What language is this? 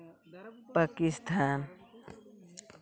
Santali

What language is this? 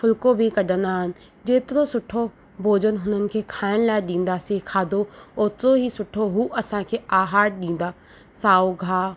Sindhi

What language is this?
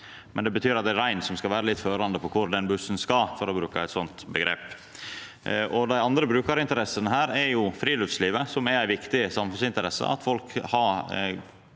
Norwegian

